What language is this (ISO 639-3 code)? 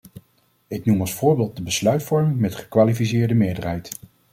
nld